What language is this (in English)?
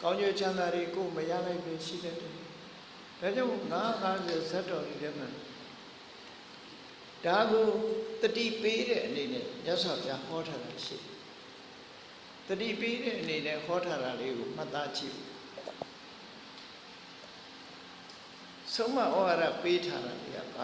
Vietnamese